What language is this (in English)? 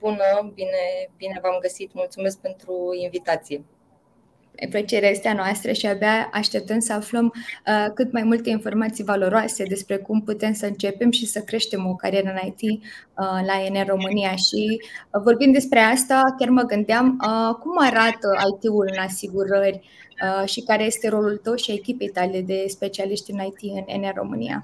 Romanian